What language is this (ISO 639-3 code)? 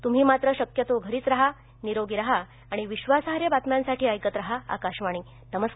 mar